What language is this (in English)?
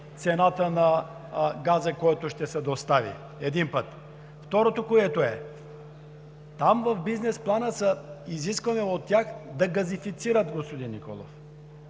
Bulgarian